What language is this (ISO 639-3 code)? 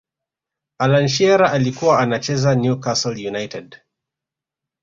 swa